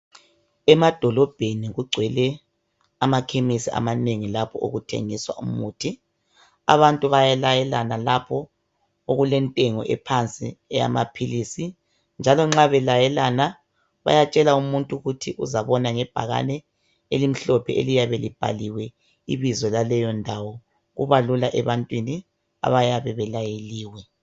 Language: North Ndebele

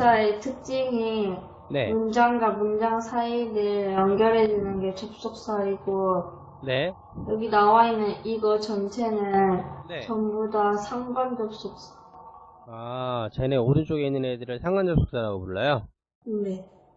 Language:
Korean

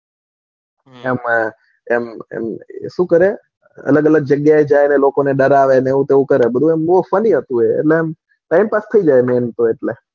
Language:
Gujarati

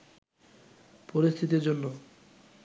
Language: Bangla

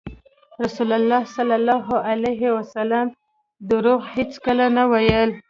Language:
Pashto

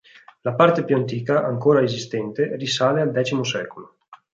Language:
Italian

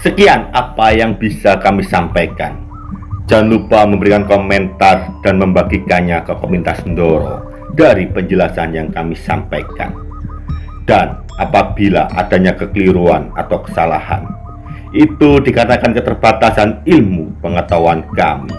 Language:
Indonesian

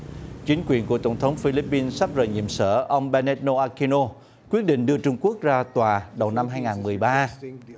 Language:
Vietnamese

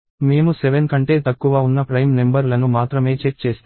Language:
Telugu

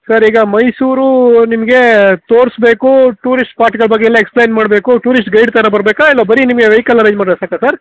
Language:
Kannada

